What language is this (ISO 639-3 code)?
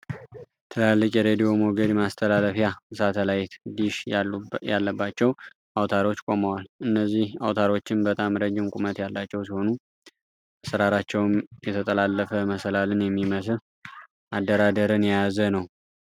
amh